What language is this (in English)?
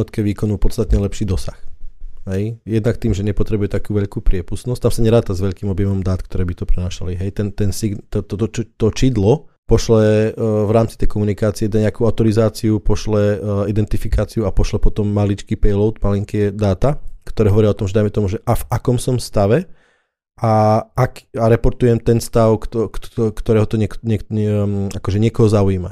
Slovak